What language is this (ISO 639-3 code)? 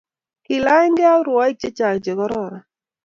kln